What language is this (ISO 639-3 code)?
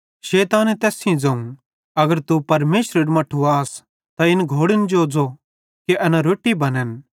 bhd